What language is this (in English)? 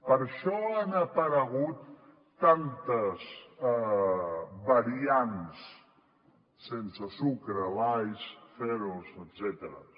Catalan